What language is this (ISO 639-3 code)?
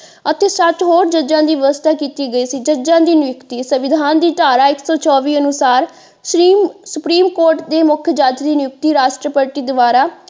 pan